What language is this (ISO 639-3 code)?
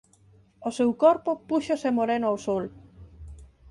glg